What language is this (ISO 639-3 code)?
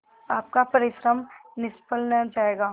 hin